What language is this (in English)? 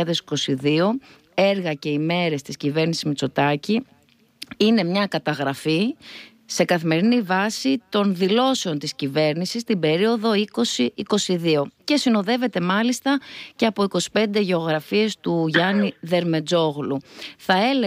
Greek